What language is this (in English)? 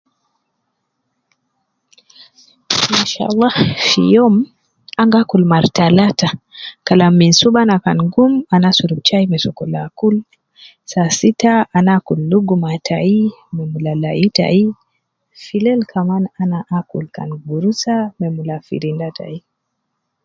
Nubi